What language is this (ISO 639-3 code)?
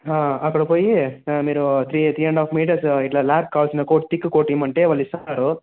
tel